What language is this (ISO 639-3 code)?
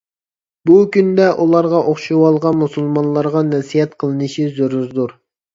uig